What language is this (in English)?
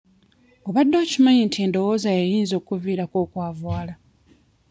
Ganda